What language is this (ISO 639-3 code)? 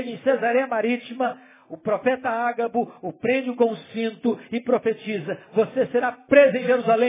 por